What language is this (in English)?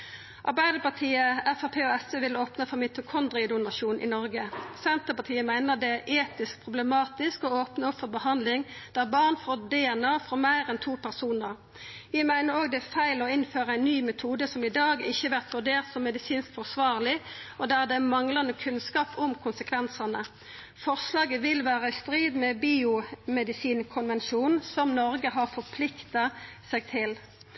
Norwegian Nynorsk